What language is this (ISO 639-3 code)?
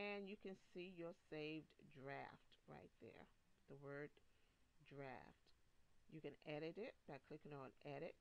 eng